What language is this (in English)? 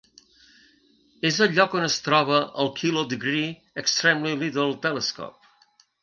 Catalan